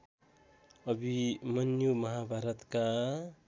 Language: Nepali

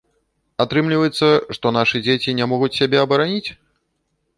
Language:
Belarusian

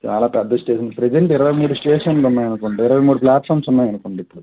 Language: Telugu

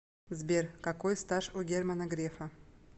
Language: Russian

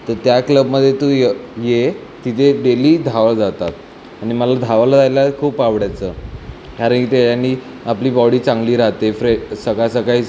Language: Marathi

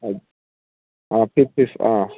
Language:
Manipuri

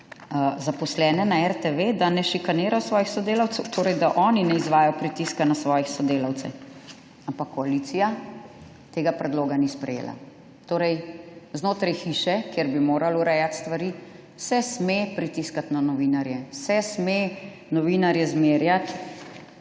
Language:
Slovenian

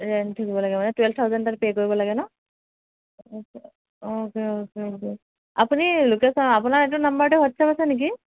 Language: Assamese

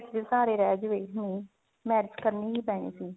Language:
Punjabi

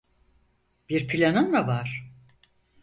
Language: Turkish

